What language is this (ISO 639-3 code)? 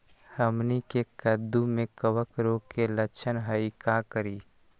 mag